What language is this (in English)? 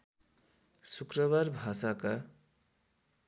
Nepali